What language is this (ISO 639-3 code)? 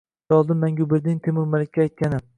uzb